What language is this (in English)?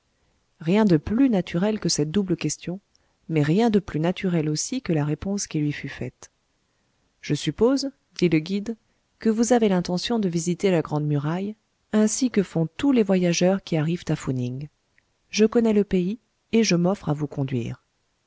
French